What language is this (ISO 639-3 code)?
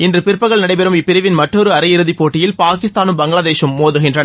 tam